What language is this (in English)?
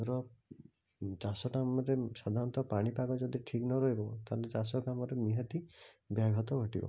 Odia